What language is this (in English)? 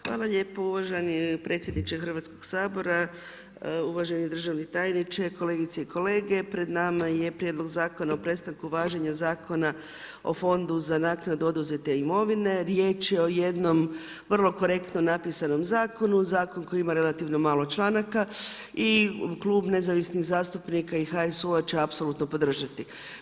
Croatian